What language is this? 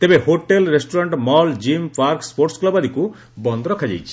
Odia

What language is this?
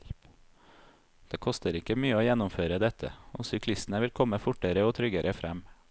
Norwegian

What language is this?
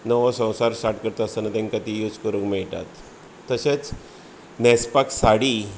Konkani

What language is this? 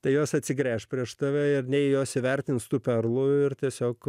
Lithuanian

